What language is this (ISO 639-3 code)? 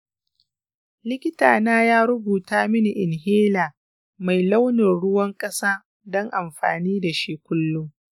hau